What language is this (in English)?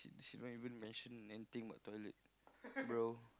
English